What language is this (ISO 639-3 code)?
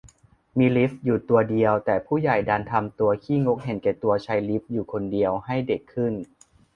tha